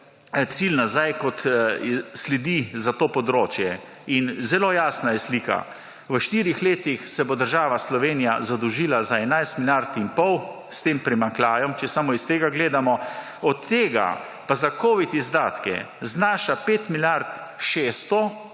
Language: Slovenian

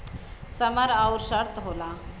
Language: Bhojpuri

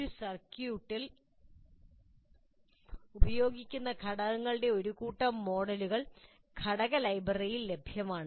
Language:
Malayalam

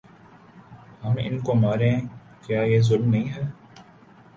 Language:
Urdu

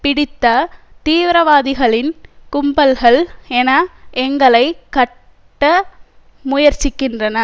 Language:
Tamil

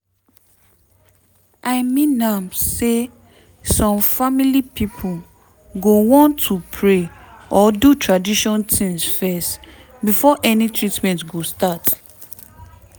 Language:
Nigerian Pidgin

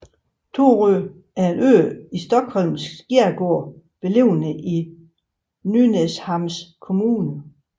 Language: Danish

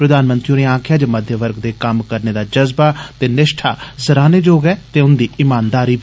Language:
Dogri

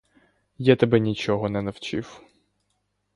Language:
Ukrainian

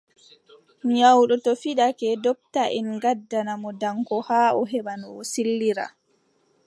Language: Adamawa Fulfulde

